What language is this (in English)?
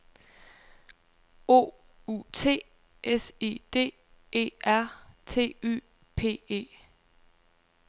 Danish